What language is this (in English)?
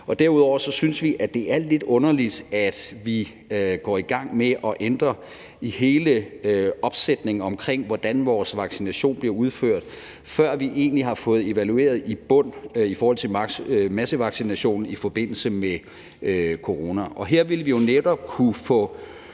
Danish